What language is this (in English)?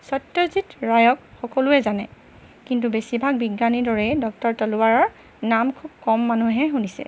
Assamese